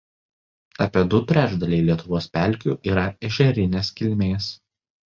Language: Lithuanian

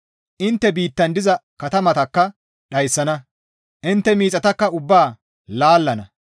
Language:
Gamo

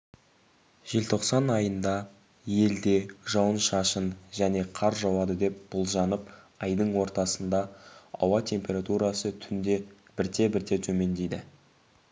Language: Kazakh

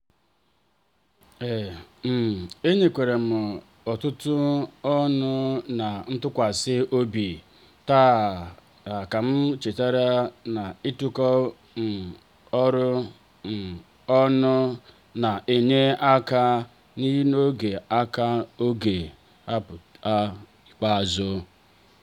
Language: Igbo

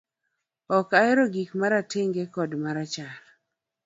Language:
Luo (Kenya and Tanzania)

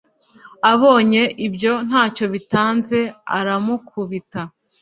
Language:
Kinyarwanda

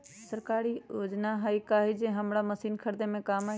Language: Magahi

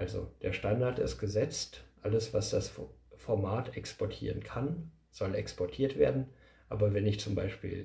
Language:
German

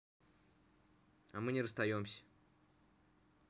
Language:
Russian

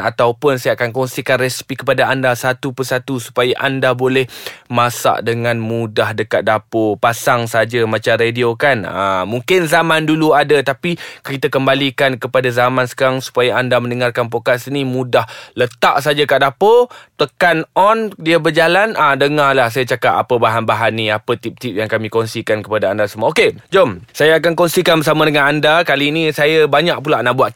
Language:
Malay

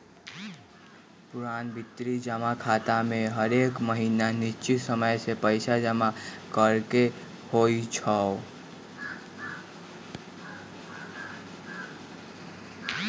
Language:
Magahi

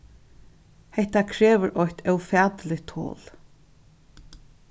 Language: Faroese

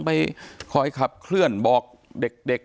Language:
Thai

